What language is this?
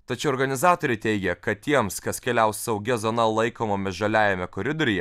Lithuanian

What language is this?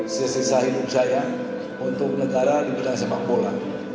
Indonesian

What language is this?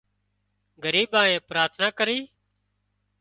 Wadiyara Koli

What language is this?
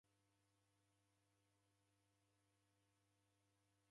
Taita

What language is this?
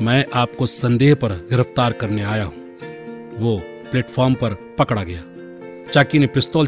Hindi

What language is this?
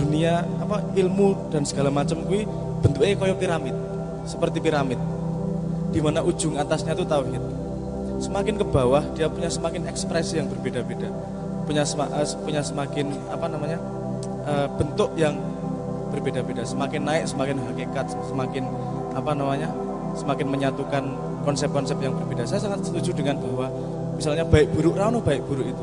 Indonesian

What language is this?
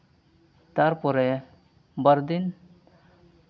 Santali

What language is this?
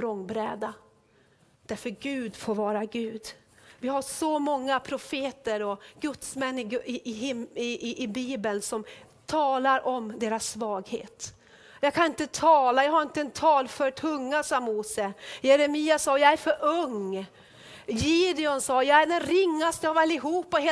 Swedish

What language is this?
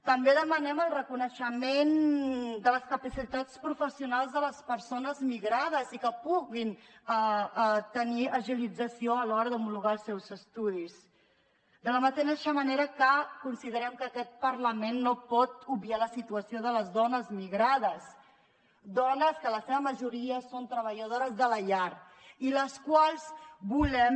Catalan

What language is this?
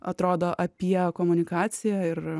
Lithuanian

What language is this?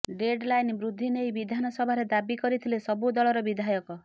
Odia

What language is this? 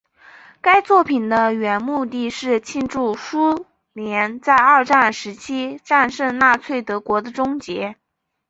Chinese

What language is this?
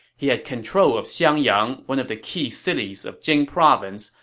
English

